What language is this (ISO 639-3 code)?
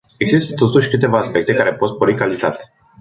ron